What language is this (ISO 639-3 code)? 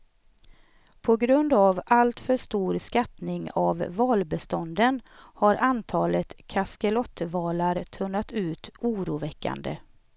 swe